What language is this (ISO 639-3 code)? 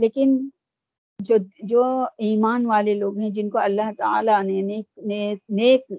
urd